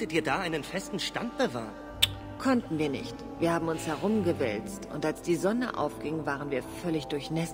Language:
German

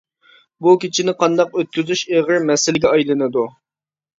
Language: Uyghur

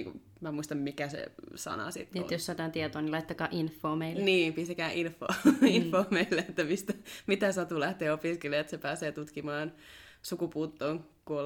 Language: Finnish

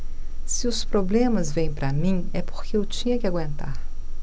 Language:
Portuguese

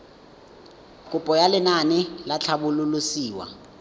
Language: Tswana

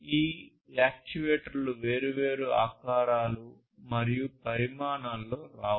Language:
Telugu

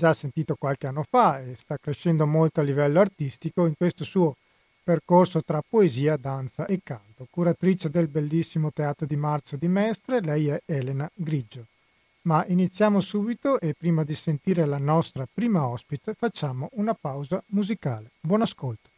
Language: Italian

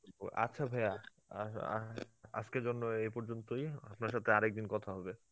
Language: Bangla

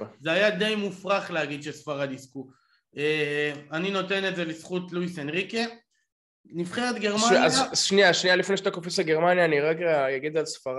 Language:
Hebrew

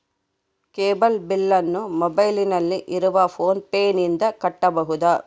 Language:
Kannada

